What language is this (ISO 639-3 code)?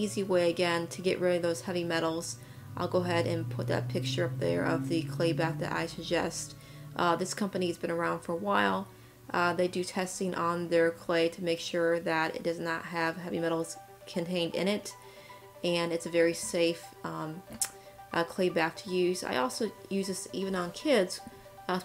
eng